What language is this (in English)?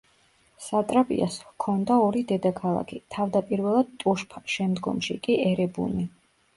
Georgian